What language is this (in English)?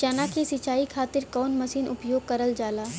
Bhojpuri